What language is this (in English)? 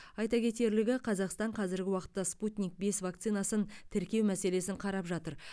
Kazakh